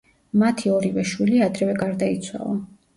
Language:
Georgian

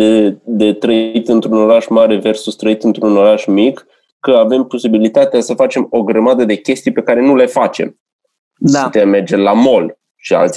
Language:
Romanian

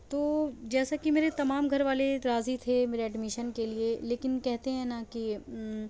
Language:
Urdu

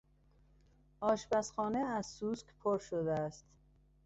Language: Persian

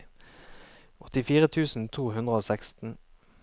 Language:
Norwegian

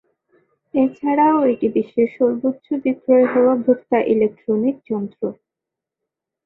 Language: Bangla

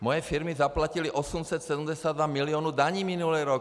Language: Czech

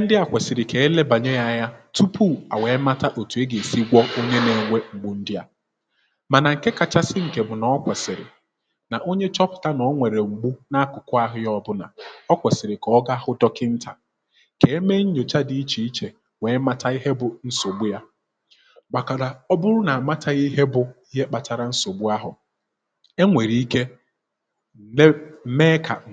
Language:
Igbo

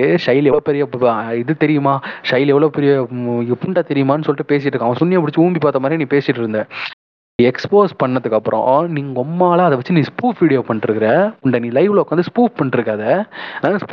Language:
Tamil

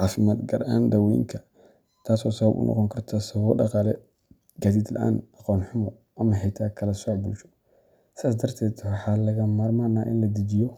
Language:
Somali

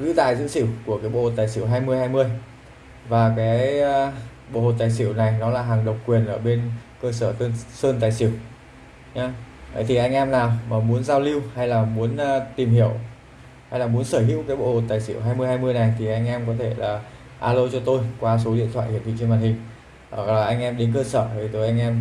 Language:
Vietnamese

